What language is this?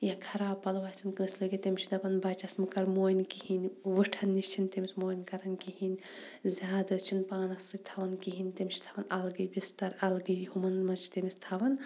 Kashmiri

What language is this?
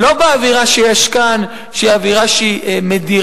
Hebrew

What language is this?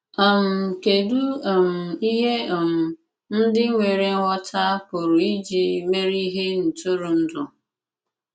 Igbo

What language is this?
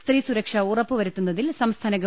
Malayalam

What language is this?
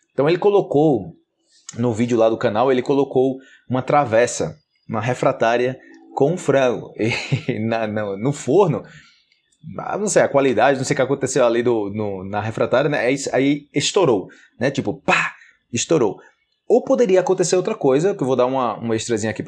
Portuguese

